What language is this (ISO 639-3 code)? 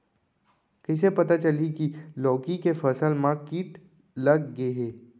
hne